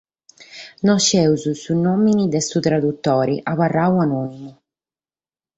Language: Sardinian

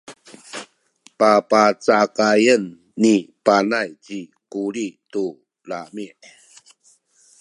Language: Sakizaya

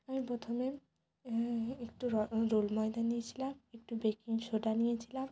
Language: Bangla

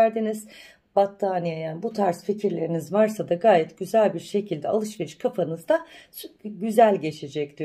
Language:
Turkish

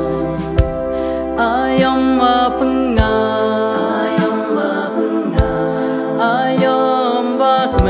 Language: Thai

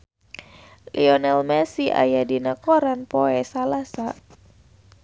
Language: Sundanese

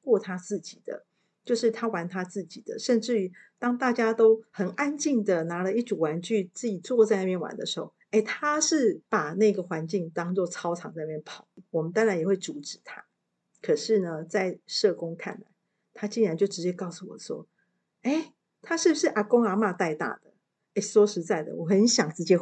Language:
Chinese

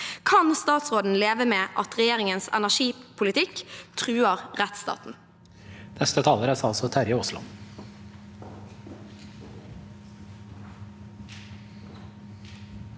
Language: Norwegian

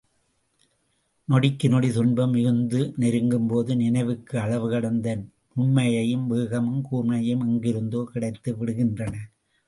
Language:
Tamil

